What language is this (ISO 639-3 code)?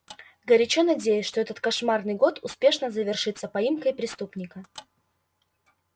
rus